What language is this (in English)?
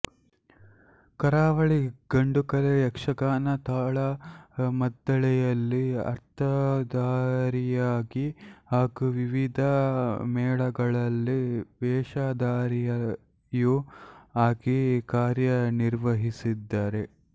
Kannada